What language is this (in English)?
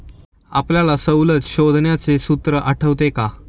Marathi